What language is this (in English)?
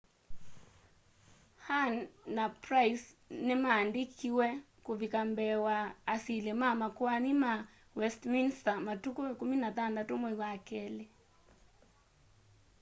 Kamba